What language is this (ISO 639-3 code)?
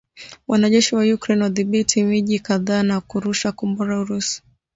swa